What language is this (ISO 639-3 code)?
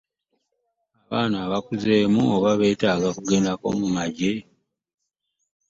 lug